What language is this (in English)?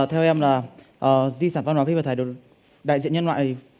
Vietnamese